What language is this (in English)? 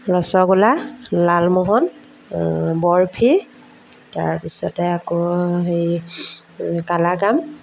Assamese